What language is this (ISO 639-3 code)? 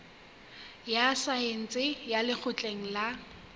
sot